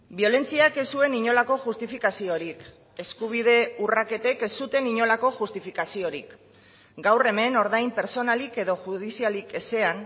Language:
Basque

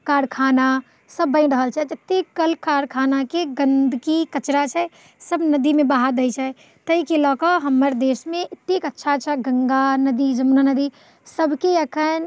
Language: Maithili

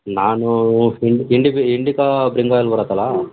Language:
Kannada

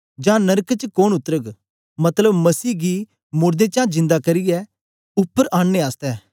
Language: Dogri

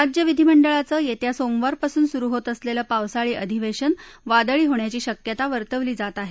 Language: Marathi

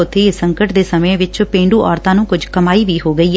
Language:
Punjabi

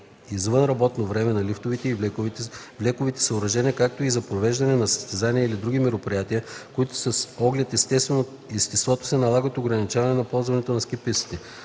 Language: Bulgarian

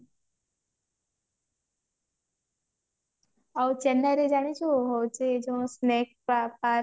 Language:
Odia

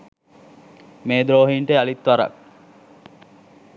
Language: Sinhala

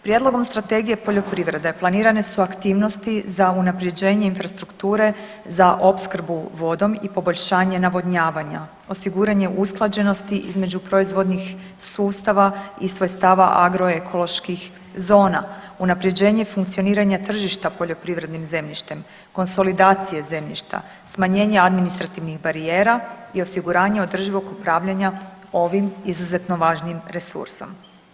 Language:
Croatian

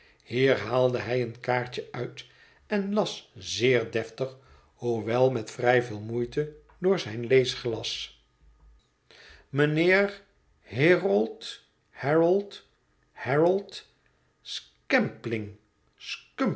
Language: Dutch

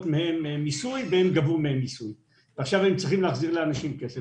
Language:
Hebrew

